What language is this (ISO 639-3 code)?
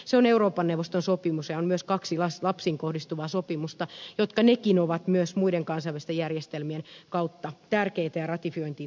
fin